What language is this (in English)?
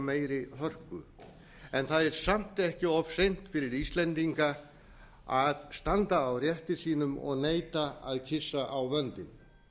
Icelandic